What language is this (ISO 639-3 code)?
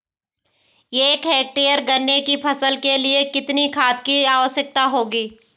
hin